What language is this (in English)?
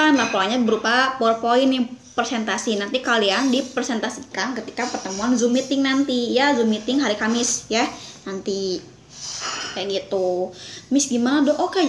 Indonesian